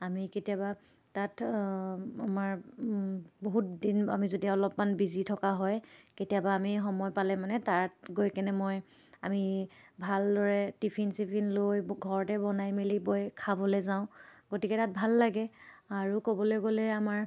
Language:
Assamese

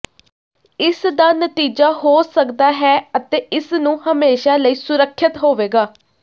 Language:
Punjabi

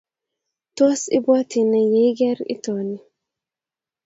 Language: Kalenjin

